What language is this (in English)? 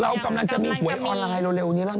Thai